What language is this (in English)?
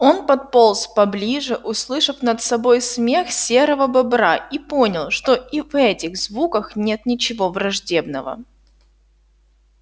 Russian